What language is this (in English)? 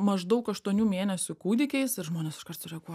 Lithuanian